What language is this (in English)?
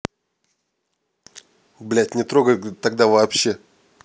Russian